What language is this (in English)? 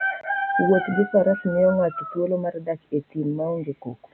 Luo (Kenya and Tanzania)